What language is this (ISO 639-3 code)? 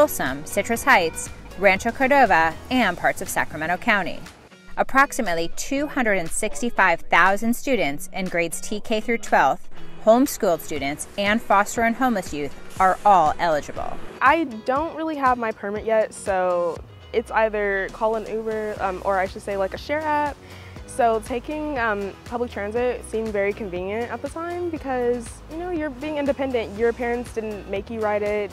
eng